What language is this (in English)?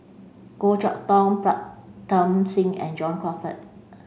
English